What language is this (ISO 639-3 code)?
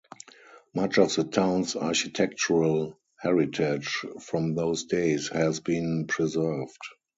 eng